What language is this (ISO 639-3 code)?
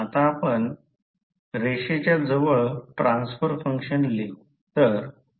mar